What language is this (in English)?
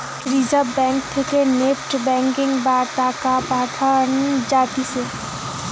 Bangla